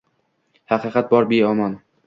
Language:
Uzbek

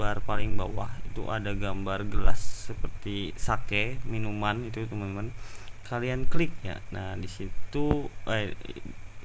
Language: Indonesian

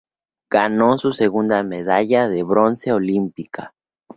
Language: Spanish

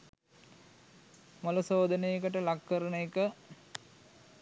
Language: Sinhala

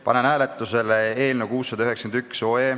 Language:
Estonian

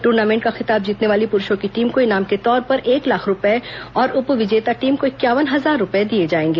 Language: Hindi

